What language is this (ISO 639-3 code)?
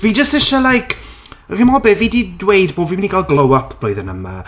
cym